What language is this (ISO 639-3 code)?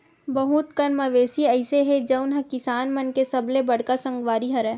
hne